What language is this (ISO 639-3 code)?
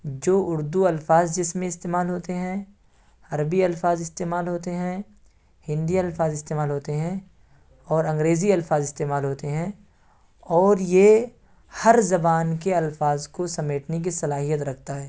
urd